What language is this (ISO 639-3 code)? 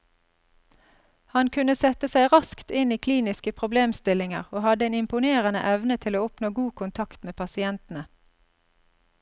nor